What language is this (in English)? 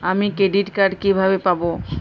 Bangla